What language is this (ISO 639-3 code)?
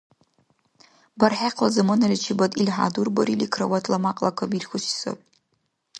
dar